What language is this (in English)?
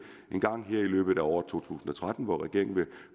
Danish